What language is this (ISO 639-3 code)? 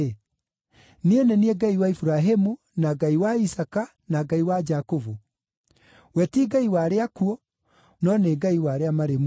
kik